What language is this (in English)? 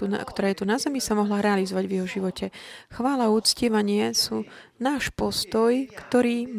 Slovak